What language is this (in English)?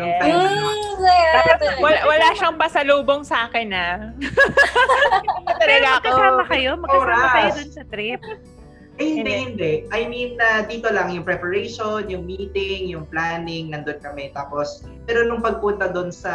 Filipino